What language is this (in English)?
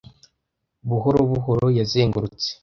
Kinyarwanda